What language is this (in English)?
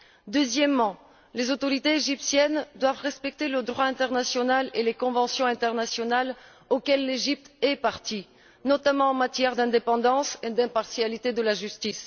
French